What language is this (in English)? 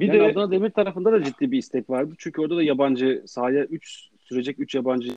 Turkish